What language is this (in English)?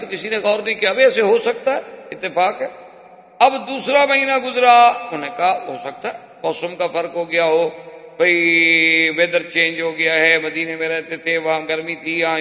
Urdu